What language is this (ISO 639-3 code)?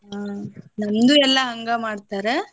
kan